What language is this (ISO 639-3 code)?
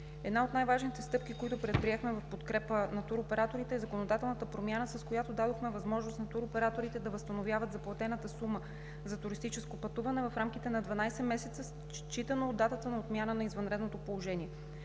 bul